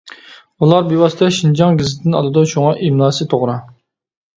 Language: Uyghur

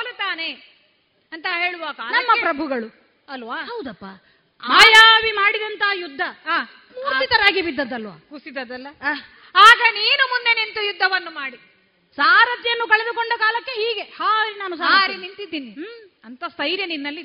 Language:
Kannada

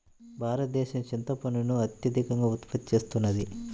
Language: Telugu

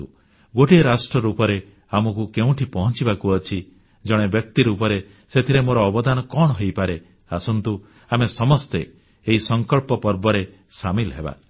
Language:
Odia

